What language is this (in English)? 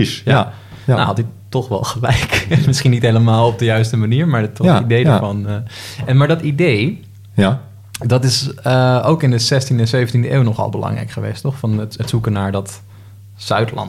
Dutch